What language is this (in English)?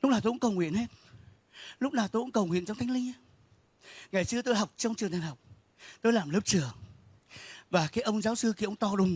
Vietnamese